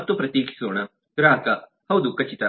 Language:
Kannada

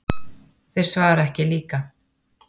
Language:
Icelandic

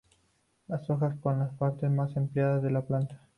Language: Spanish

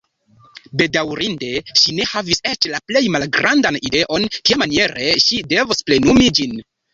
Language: Esperanto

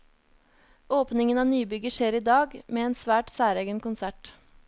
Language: Norwegian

